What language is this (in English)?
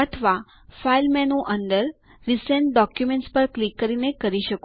Gujarati